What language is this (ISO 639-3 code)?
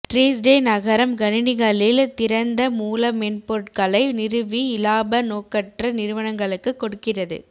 tam